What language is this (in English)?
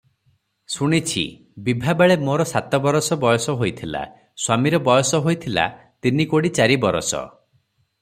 Odia